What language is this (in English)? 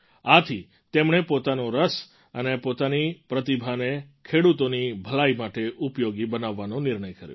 Gujarati